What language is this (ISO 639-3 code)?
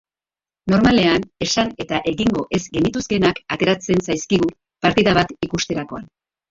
eus